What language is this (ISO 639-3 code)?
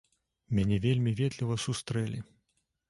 bel